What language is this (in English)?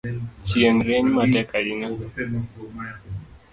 Luo (Kenya and Tanzania)